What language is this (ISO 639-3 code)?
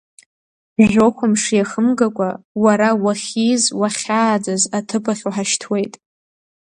abk